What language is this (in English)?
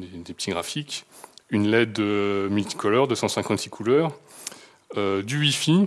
French